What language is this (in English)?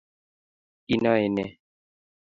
Kalenjin